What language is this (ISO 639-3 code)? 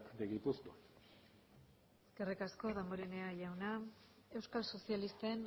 eus